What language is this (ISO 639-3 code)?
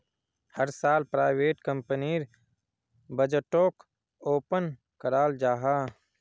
mag